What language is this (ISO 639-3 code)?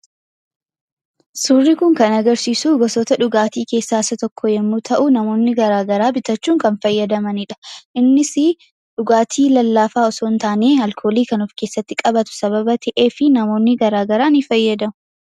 orm